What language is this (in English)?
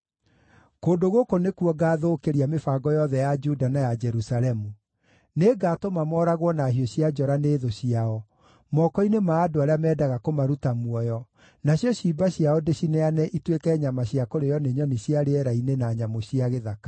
Kikuyu